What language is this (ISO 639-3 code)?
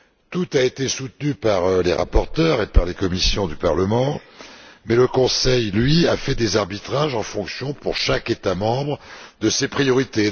fra